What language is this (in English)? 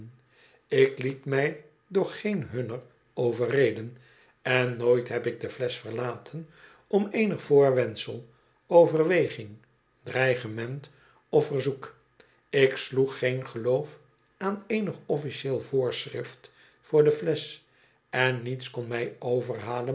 Dutch